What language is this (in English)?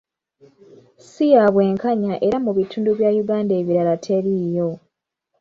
Ganda